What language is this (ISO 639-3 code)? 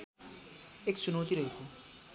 nep